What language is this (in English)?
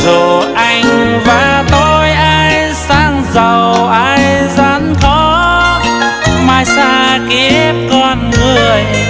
Vietnamese